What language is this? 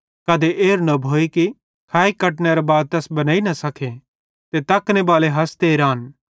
Bhadrawahi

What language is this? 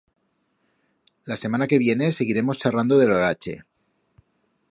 Aragonese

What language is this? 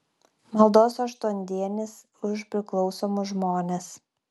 Lithuanian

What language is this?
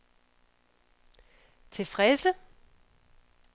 Danish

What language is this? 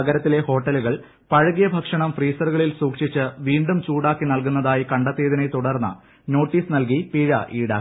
Malayalam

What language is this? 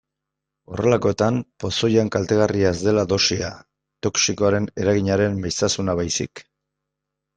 Basque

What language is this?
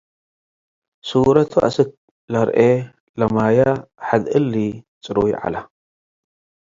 Tigre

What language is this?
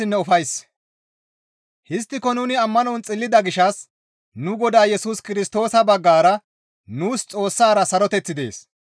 Gamo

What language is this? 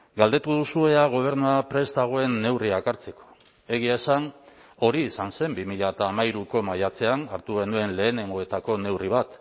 Basque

